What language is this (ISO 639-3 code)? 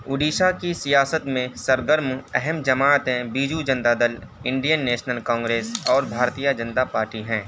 urd